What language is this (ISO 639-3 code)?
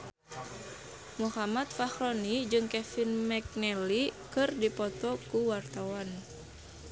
sun